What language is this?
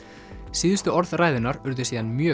Icelandic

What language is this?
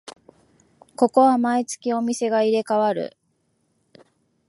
Japanese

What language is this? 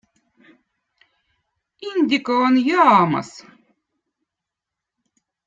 Votic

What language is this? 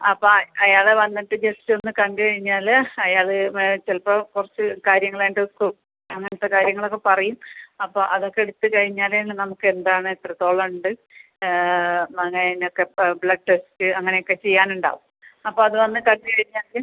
Malayalam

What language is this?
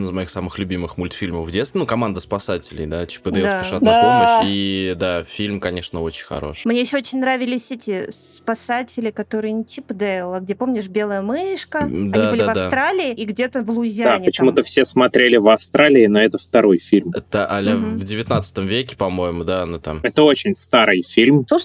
Russian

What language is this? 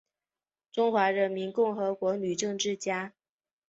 Chinese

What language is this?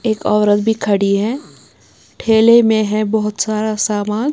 Hindi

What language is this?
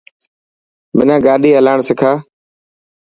Dhatki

